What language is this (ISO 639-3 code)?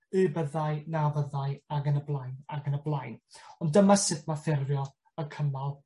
cym